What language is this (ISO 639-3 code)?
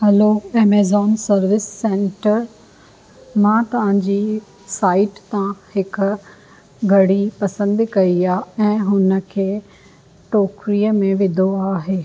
snd